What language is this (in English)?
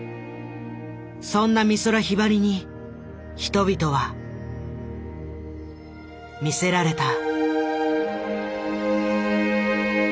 Japanese